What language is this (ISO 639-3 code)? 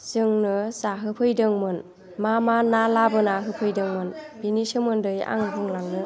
brx